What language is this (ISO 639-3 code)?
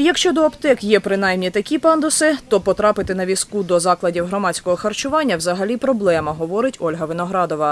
ukr